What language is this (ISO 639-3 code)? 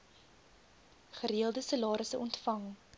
afr